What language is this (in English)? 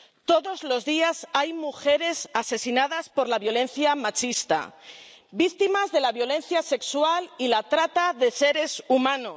Spanish